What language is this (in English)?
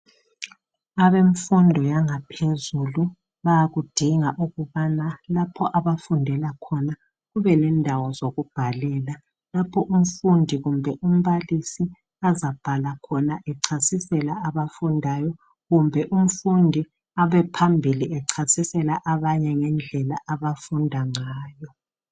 North Ndebele